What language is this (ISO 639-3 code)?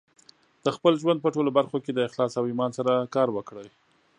pus